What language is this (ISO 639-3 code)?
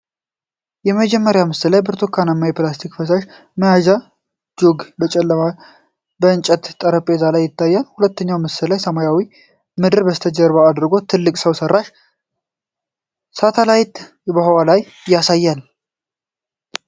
amh